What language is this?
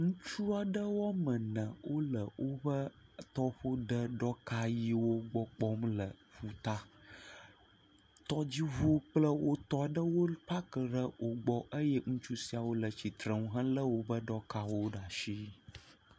Ewe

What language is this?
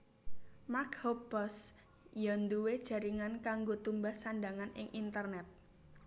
Javanese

